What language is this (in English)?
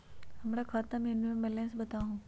Magahi